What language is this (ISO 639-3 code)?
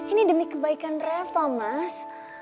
ind